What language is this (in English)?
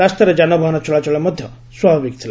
Odia